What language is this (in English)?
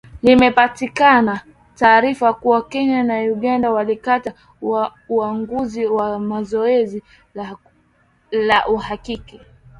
Swahili